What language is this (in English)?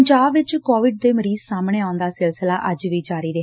Punjabi